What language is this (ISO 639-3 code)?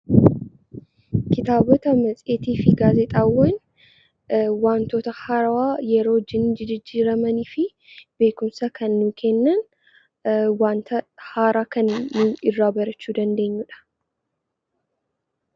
orm